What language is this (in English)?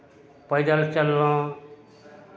Maithili